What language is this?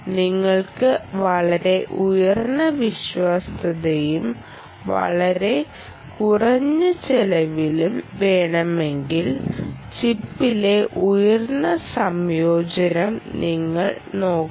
Malayalam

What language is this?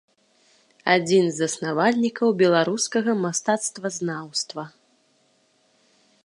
Belarusian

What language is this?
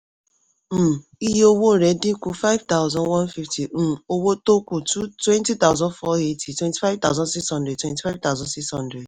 Yoruba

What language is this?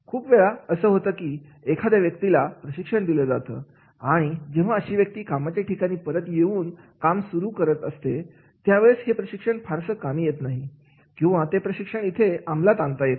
Marathi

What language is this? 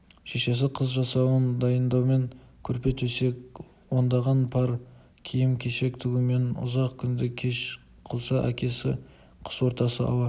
Kazakh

